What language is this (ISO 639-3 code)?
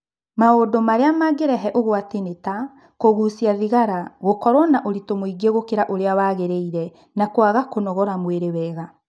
kik